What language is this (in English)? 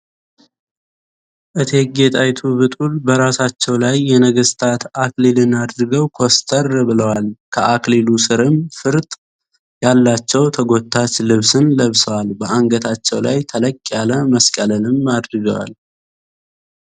Amharic